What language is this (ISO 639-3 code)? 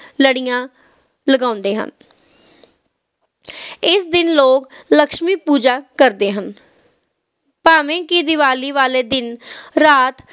pan